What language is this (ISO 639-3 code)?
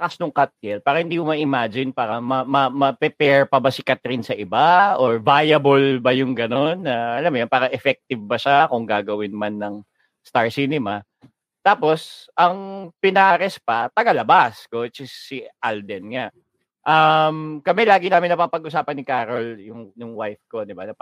fil